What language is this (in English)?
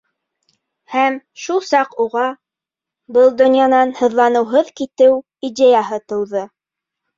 Bashkir